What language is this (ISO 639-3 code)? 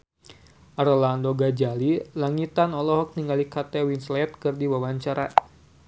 sun